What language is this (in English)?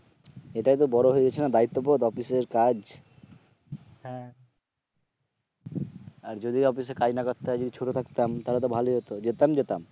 Bangla